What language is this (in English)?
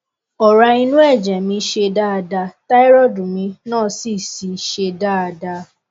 Yoruba